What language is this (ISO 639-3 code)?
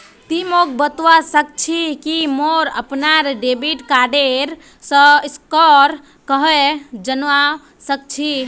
mag